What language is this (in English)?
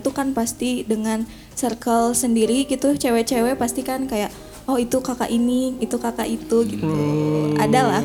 Indonesian